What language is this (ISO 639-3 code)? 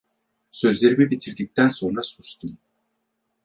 tur